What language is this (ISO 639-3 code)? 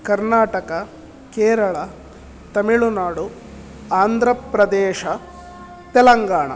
san